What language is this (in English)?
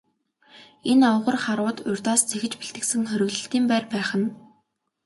Mongolian